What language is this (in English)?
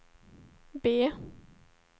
Swedish